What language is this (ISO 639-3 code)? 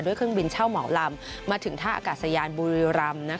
tha